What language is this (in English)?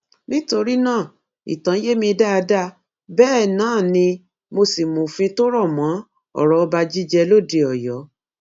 Yoruba